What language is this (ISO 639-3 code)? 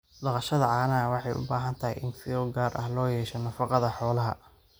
som